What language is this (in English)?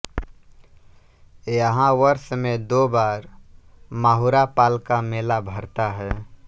Hindi